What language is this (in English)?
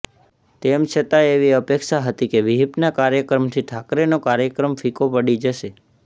Gujarati